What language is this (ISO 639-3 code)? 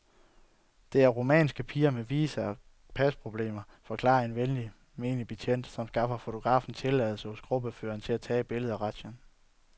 dan